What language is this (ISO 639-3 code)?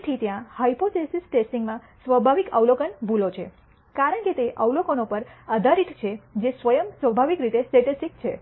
guj